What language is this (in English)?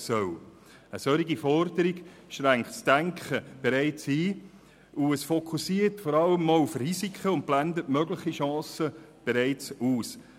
Swiss German